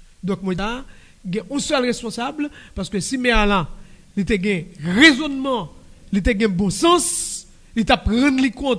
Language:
French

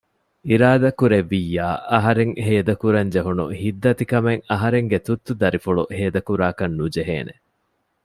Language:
Divehi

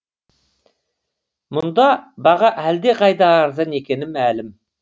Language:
Kazakh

